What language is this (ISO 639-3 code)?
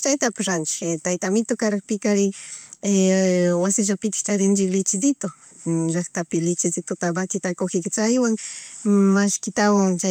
qug